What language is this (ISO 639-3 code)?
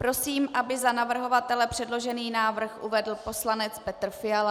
ces